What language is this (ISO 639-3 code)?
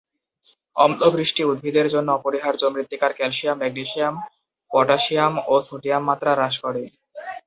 ben